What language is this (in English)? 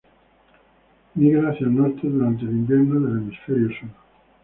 Spanish